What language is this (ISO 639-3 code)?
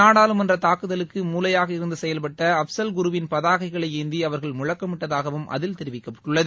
tam